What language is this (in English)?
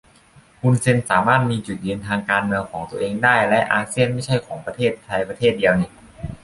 Thai